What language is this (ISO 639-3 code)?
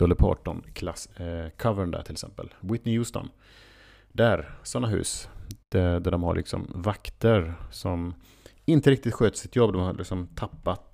swe